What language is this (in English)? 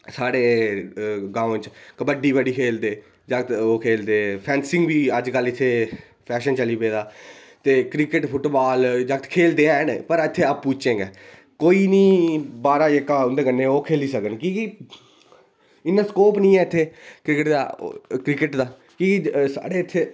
Dogri